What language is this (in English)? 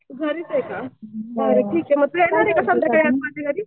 Marathi